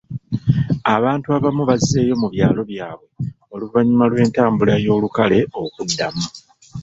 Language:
Ganda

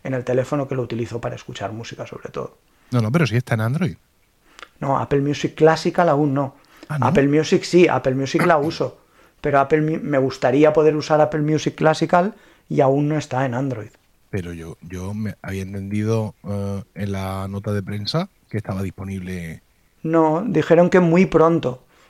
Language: Spanish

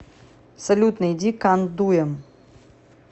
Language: Russian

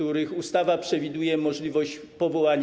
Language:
Polish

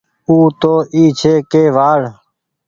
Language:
Goaria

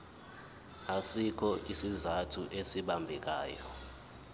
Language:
Zulu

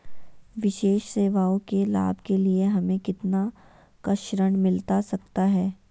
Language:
Magahi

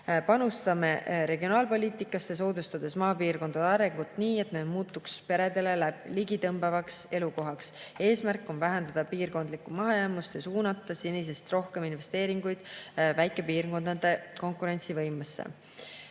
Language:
Estonian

